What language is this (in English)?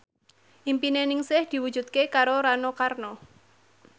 Javanese